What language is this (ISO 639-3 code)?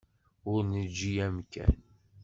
kab